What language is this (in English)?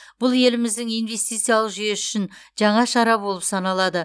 Kazakh